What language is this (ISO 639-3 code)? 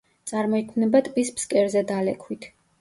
kat